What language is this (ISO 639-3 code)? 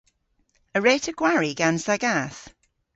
cor